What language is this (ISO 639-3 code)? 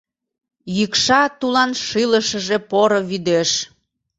chm